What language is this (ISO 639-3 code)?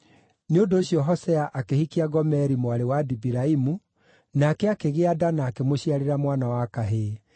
kik